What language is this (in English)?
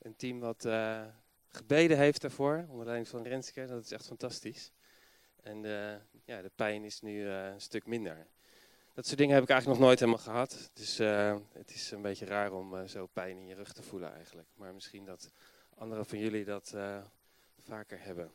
Dutch